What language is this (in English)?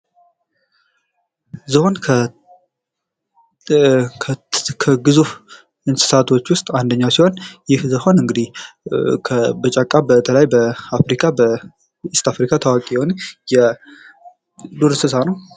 Amharic